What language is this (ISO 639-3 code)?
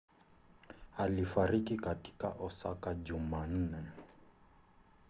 swa